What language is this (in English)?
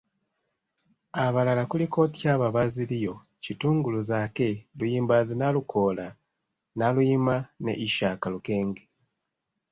Ganda